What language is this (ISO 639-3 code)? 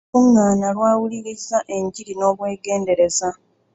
lug